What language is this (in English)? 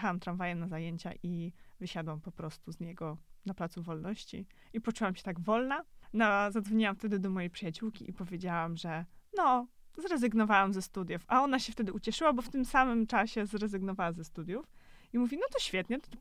Polish